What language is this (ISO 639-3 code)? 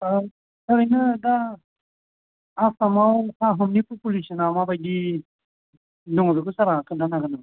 brx